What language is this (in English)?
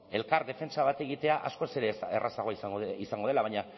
Basque